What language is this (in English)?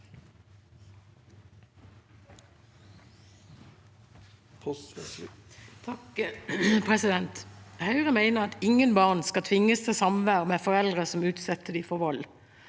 Norwegian